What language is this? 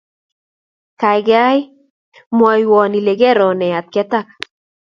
Kalenjin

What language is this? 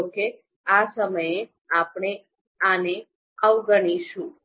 Gujarati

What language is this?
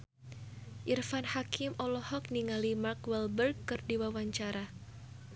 Sundanese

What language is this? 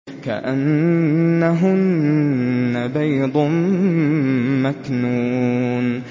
Arabic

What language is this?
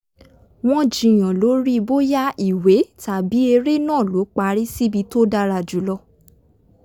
Yoruba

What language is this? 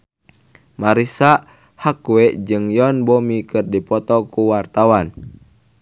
Sundanese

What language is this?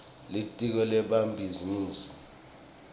Swati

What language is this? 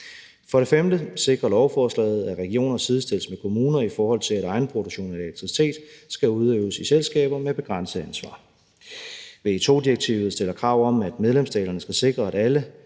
Danish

